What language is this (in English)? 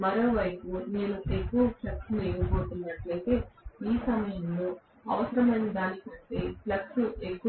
Telugu